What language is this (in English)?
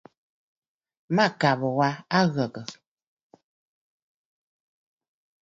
Bafut